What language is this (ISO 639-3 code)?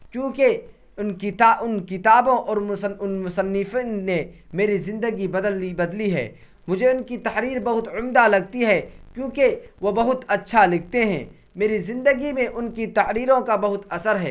urd